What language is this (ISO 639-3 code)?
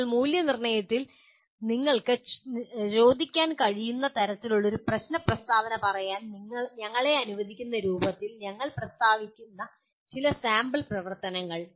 mal